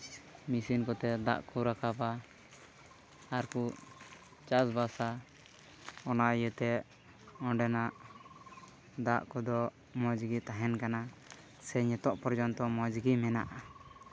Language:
Santali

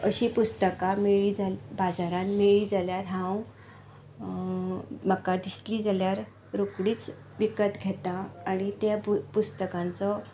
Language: Konkani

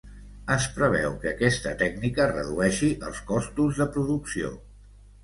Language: Catalan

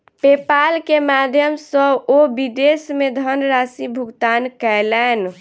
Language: Maithili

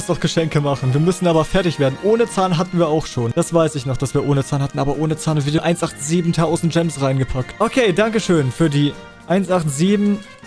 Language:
German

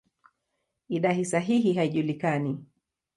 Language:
Swahili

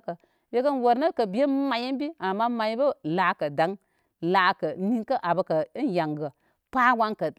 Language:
Koma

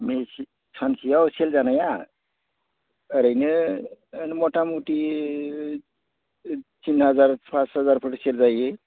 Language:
Bodo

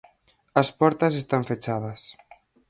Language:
Galician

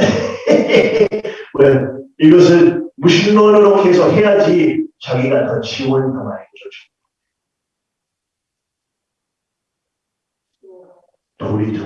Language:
Korean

